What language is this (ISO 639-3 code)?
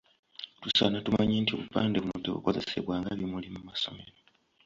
lug